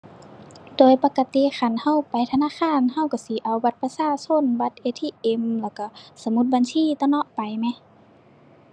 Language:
Thai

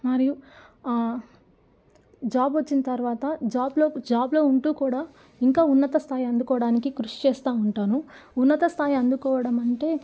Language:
Telugu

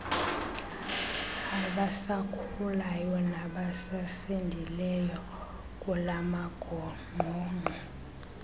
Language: Xhosa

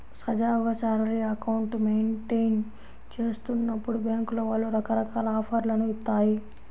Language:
Telugu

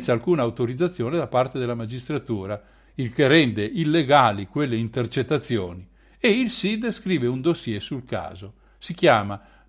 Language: Italian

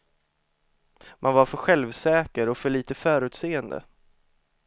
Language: Swedish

